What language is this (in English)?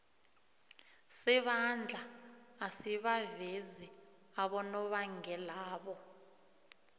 South Ndebele